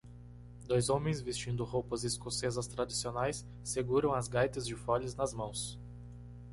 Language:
Portuguese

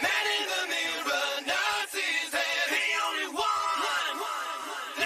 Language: Spanish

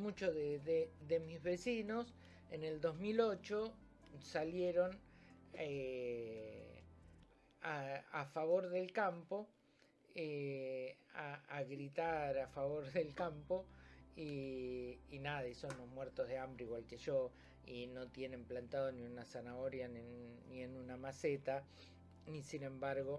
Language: Spanish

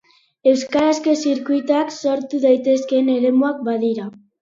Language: Basque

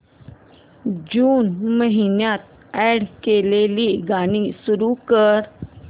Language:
Marathi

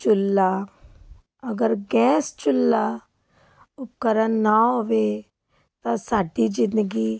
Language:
Punjabi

